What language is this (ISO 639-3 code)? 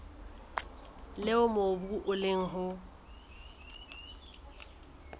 sot